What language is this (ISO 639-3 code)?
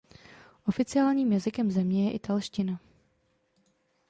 ces